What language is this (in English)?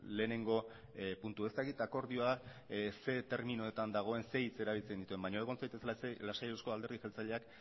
Basque